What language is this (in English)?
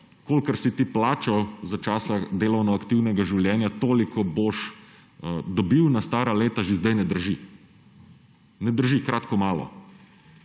Slovenian